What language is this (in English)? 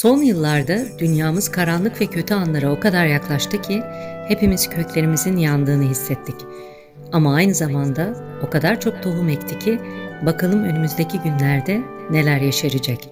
Turkish